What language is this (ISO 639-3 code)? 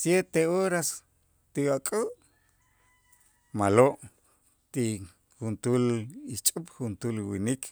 itz